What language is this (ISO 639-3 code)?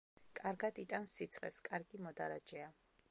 kat